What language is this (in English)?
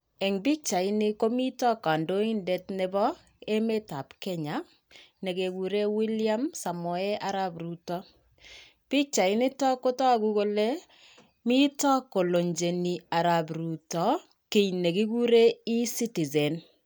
Kalenjin